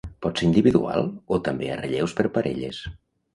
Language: Catalan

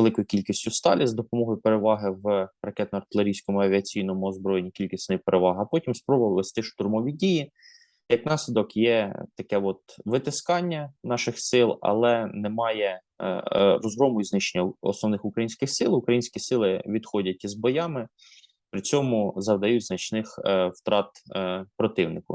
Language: Ukrainian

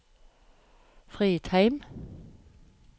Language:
Norwegian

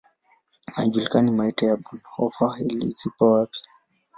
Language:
Swahili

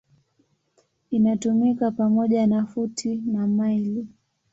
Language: Swahili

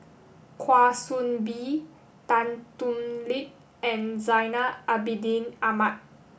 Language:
English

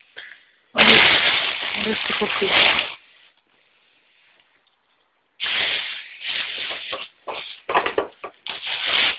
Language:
Arabic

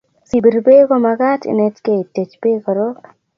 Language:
Kalenjin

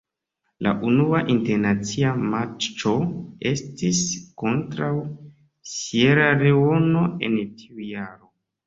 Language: Esperanto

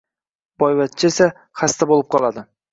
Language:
Uzbek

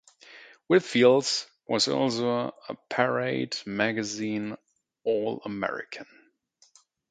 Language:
English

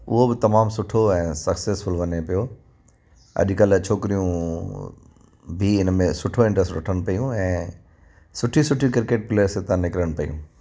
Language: Sindhi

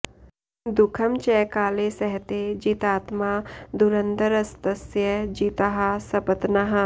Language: Sanskrit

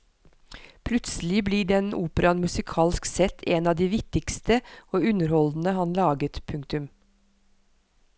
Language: Norwegian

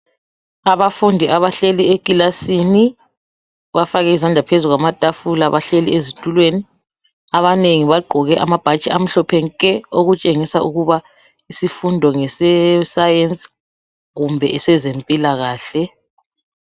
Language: North Ndebele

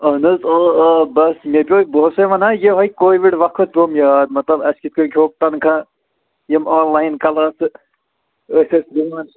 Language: Kashmiri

